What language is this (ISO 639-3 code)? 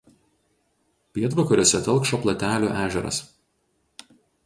lit